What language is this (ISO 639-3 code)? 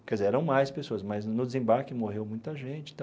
por